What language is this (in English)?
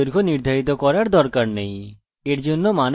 Bangla